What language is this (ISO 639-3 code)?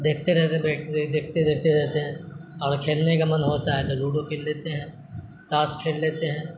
urd